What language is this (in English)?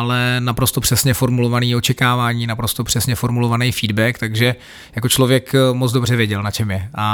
Czech